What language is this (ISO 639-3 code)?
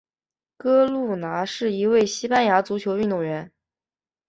zho